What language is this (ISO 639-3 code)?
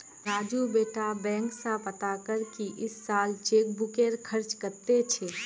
mag